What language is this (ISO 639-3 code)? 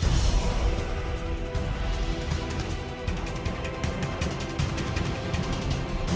vie